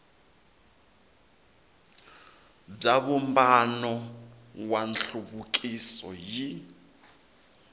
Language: Tsonga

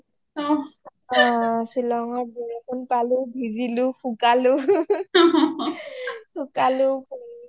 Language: Assamese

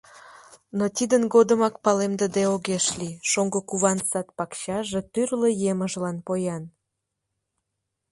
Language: Mari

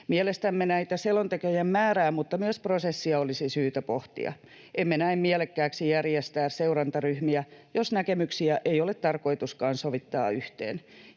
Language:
Finnish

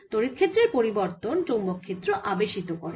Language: Bangla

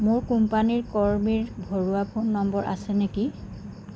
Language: Assamese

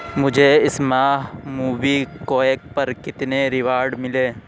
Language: Urdu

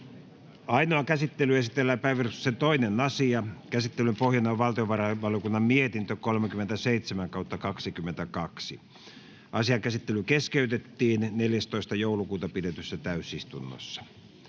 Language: Finnish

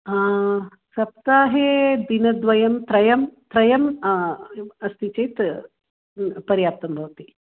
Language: Sanskrit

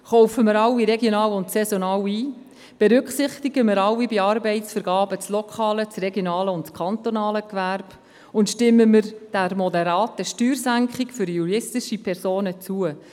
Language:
Swiss German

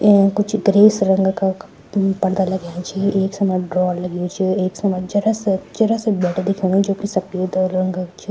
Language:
Garhwali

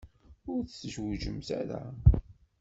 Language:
Kabyle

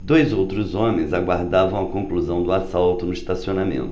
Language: Portuguese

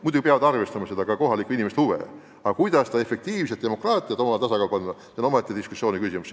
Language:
Estonian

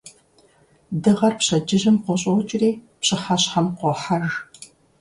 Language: Kabardian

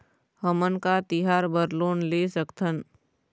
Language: Chhattisgarhi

